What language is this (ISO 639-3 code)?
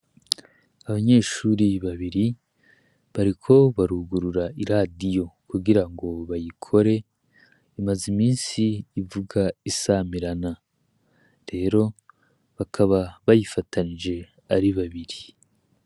run